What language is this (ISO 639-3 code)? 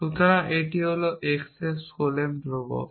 ben